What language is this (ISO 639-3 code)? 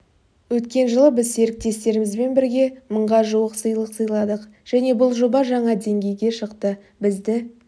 kaz